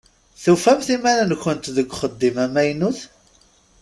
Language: Kabyle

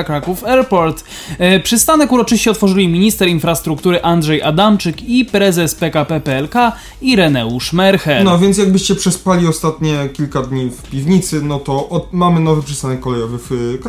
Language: Polish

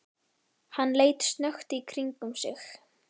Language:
Icelandic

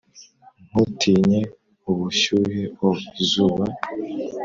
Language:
Kinyarwanda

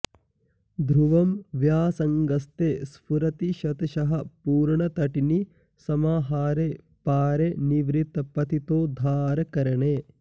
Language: Sanskrit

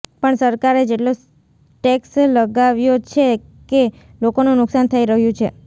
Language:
Gujarati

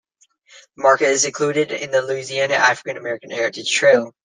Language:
English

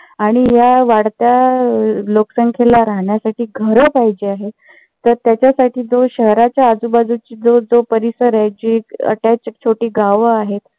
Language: Marathi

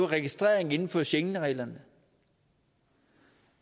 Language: Danish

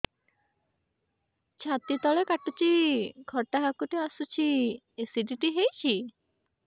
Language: Odia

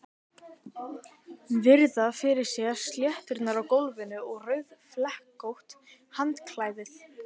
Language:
Icelandic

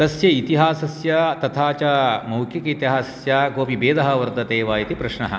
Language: Sanskrit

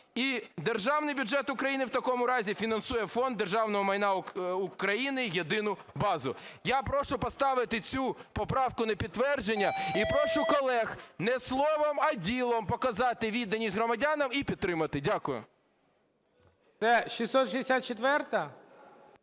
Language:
Ukrainian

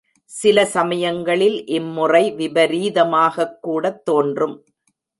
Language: Tamil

